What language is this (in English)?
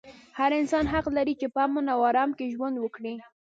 Pashto